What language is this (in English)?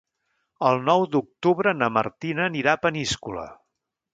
Catalan